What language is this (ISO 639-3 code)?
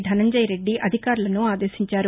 tel